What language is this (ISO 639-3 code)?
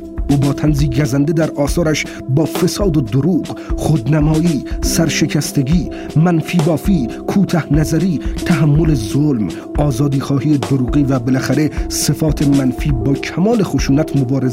fas